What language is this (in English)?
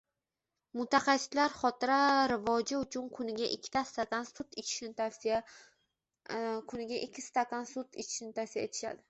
Uzbek